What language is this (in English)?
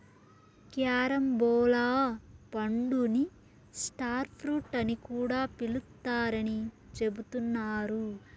Telugu